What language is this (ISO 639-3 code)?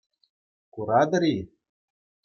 chv